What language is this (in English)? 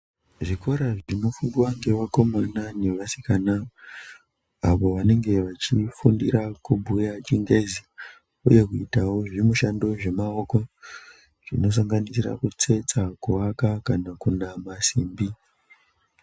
Ndau